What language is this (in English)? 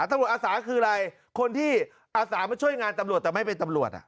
Thai